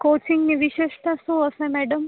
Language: Gujarati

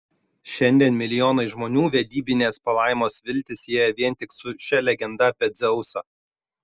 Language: Lithuanian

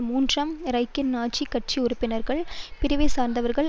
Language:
Tamil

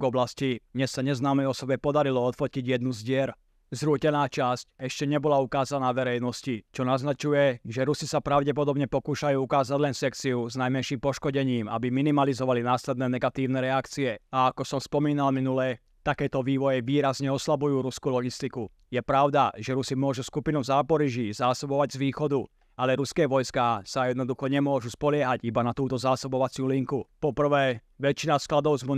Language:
Slovak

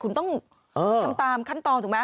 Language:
Thai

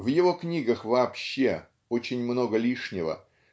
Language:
Russian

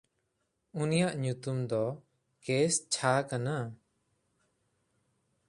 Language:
Santali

